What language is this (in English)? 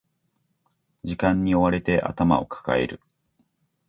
Japanese